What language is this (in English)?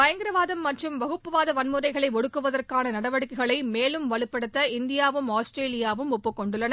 Tamil